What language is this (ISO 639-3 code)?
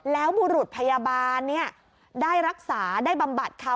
tha